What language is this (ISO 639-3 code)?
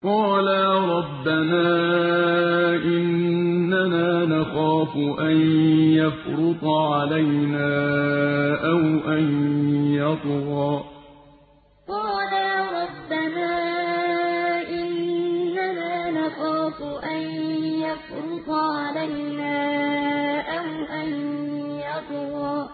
ara